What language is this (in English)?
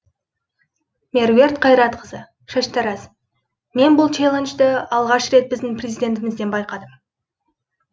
Kazakh